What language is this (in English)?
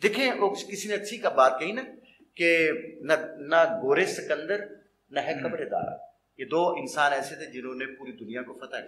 Urdu